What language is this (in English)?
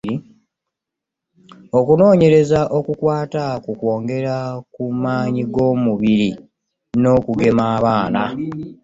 Ganda